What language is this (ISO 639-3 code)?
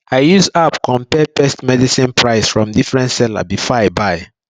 pcm